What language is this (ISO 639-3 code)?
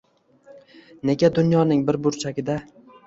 uzb